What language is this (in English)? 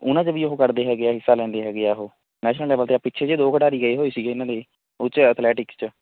Punjabi